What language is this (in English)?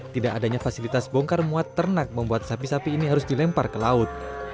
Indonesian